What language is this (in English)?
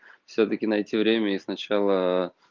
Russian